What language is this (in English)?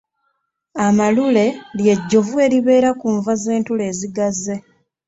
Ganda